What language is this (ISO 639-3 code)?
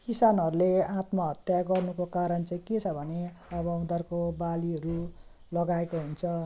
nep